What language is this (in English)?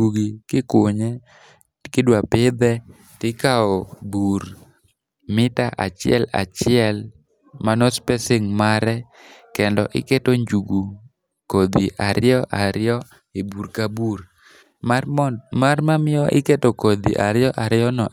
Luo (Kenya and Tanzania)